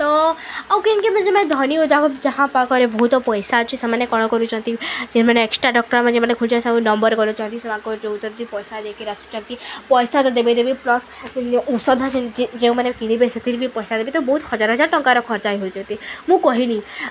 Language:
Odia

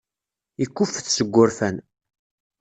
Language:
Kabyle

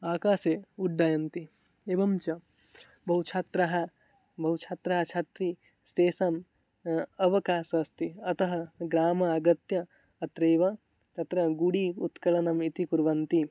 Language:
Sanskrit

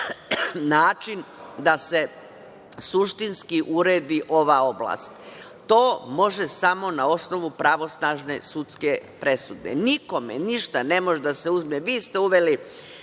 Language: Serbian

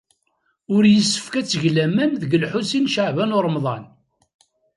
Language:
Kabyle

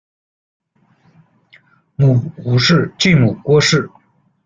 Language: Chinese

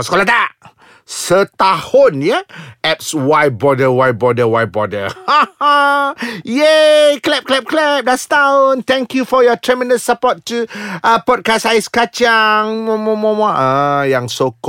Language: Malay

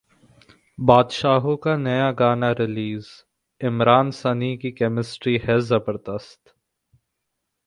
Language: Hindi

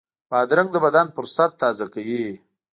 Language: Pashto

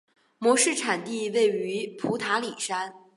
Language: Chinese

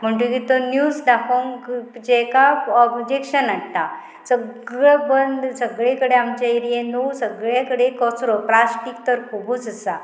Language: Konkani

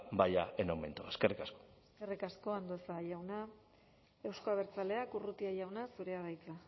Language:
Basque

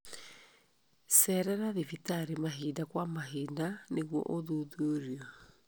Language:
Kikuyu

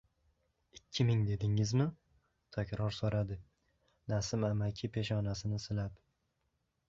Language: Uzbek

